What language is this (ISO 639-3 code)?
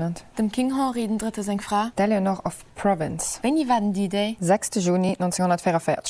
deu